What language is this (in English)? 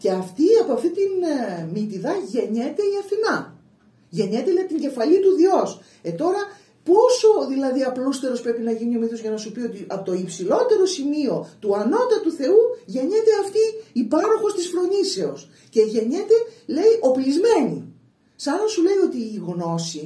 Greek